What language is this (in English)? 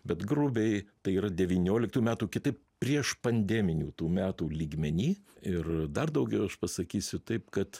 Lithuanian